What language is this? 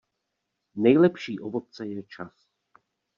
Czech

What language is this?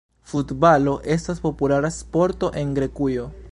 Esperanto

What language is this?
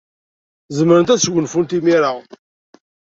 Kabyle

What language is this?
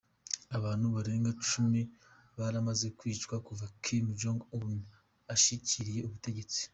Kinyarwanda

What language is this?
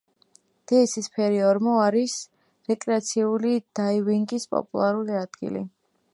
Georgian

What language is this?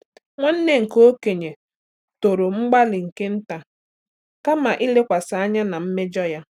Igbo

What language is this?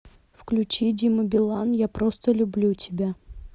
Russian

